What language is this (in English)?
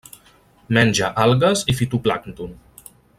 Catalan